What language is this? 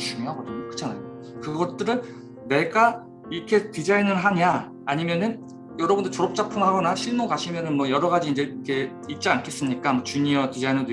Korean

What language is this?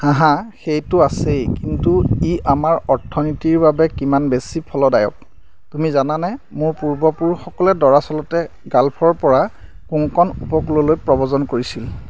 Assamese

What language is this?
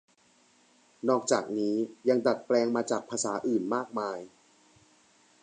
Thai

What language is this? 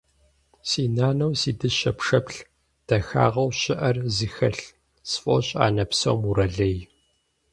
Kabardian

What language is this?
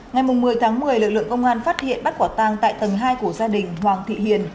Vietnamese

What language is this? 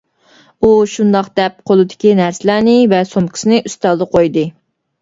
Uyghur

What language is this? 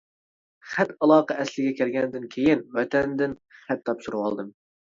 Uyghur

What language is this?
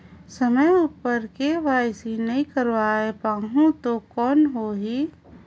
Chhattisgarhi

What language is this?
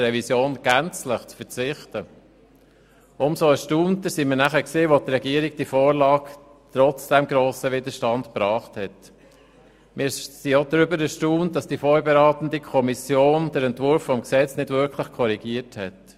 Swiss German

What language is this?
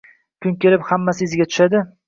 Uzbek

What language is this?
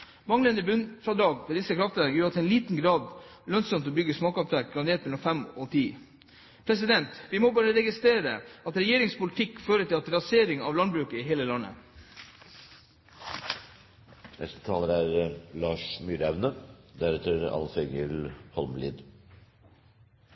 Norwegian Bokmål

